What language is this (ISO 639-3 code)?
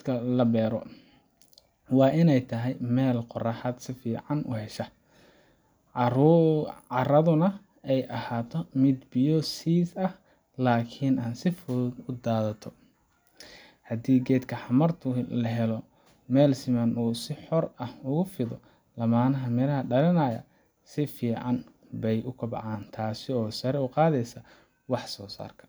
som